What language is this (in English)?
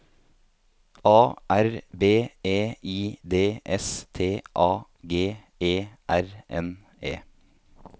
Norwegian